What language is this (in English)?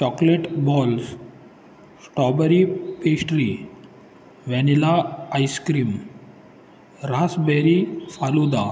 Marathi